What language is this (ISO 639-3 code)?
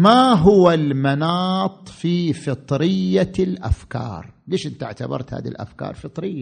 ara